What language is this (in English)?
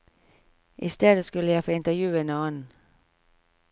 Norwegian